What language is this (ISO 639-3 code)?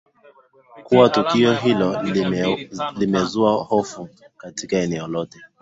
swa